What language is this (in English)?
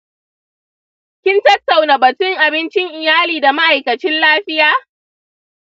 Hausa